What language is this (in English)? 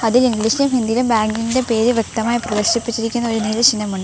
Malayalam